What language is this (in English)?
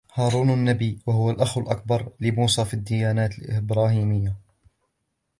Arabic